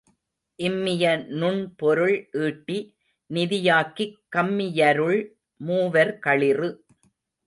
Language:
Tamil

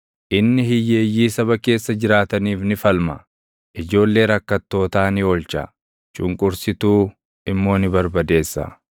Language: Oromo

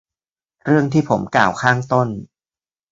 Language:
Thai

